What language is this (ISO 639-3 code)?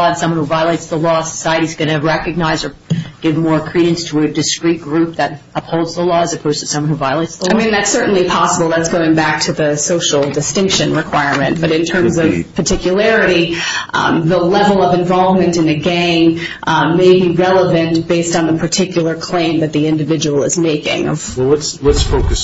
eng